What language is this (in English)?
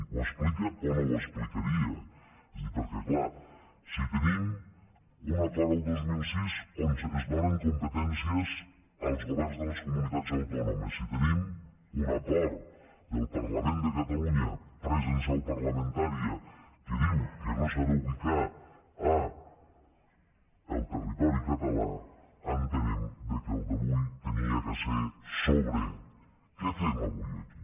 Catalan